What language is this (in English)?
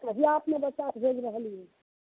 Maithili